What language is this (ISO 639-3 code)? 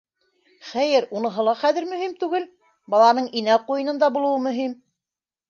bak